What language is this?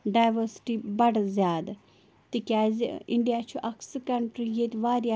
Kashmiri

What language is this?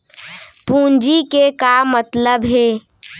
Chhattisgarhi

